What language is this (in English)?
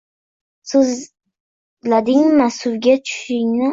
Uzbek